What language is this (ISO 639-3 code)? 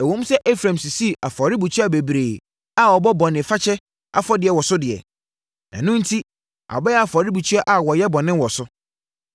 aka